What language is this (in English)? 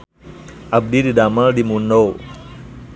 Sundanese